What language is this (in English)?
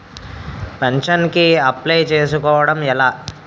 Telugu